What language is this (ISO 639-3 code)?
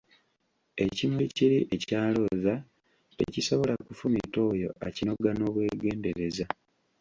lug